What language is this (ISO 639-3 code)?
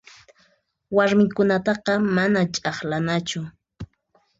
qxp